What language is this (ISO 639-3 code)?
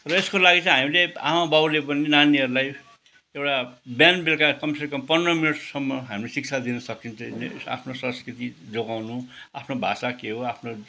nep